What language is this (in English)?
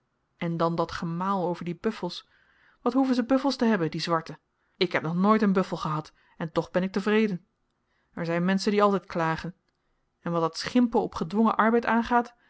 Dutch